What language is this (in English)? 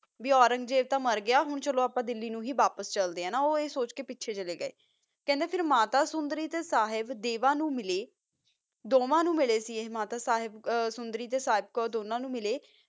Punjabi